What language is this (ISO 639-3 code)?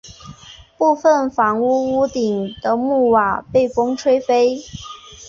zho